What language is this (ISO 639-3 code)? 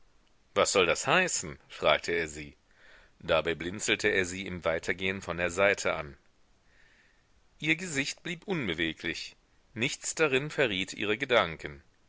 deu